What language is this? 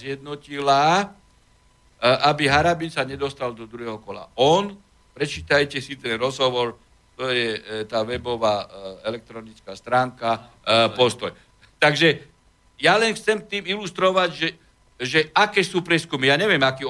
Slovak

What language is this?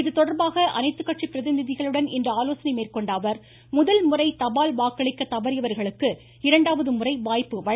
Tamil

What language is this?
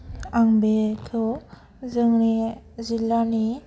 Bodo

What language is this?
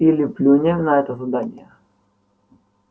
Russian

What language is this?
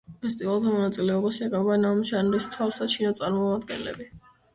Georgian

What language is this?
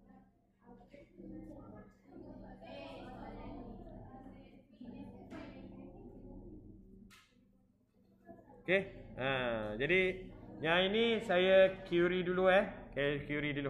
Malay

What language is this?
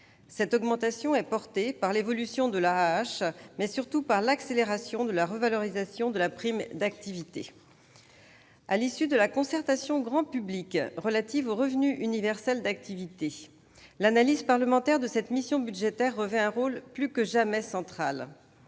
French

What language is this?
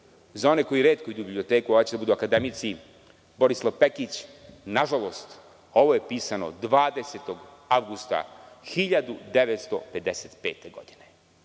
Serbian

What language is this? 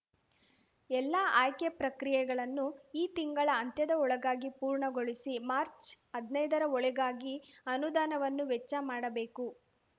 Kannada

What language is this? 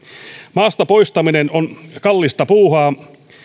Finnish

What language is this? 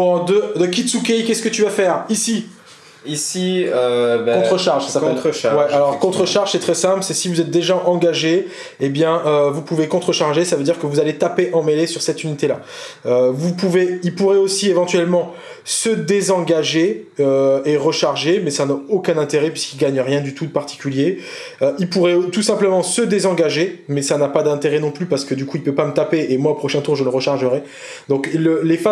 French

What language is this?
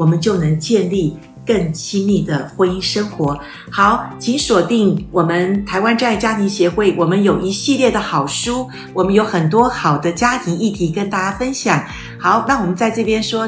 Chinese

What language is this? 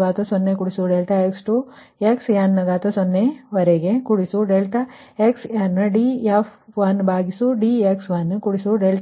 Kannada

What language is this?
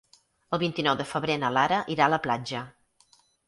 Catalan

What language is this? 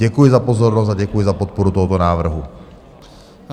Czech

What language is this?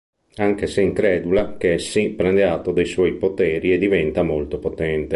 Italian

